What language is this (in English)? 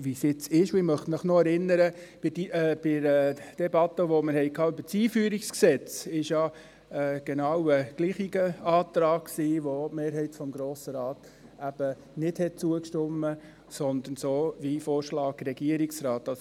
Swiss German